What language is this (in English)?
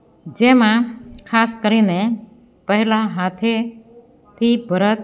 Gujarati